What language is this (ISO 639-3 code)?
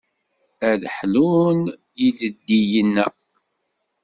kab